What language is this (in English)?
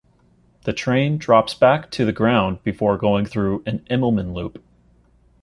English